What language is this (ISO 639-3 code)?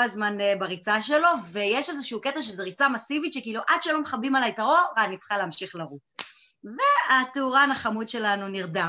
heb